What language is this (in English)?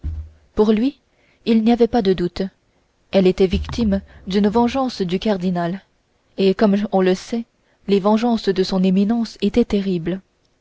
French